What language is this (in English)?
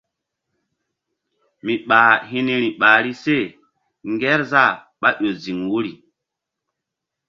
Mbum